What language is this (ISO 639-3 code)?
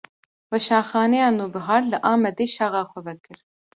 kur